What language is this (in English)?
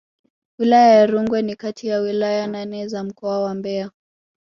Swahili